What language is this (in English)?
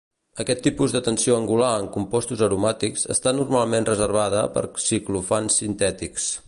Catalan